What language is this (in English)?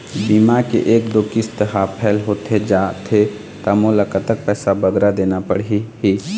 Chhattisgarhi